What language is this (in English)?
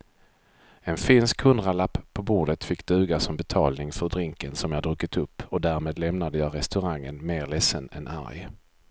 Swedish